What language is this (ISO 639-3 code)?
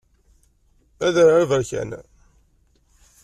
kab